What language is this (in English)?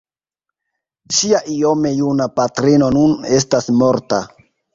Esperanto